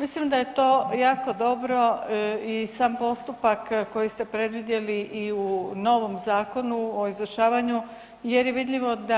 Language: Croatian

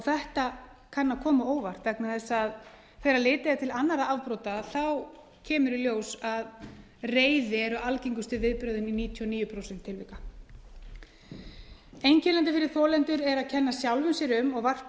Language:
Icelandic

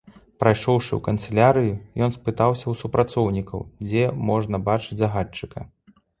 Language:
Belarusian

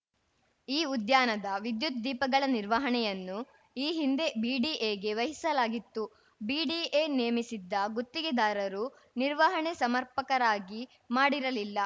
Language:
Kannada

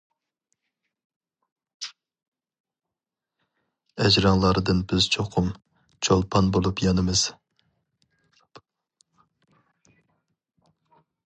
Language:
Uyghur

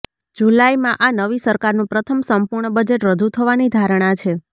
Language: Gujarati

